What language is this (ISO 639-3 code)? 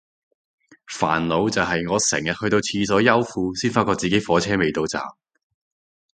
yue